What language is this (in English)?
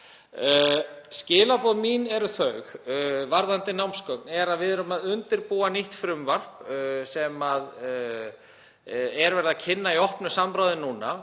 Icelandic